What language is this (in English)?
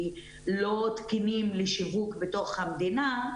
Hebrew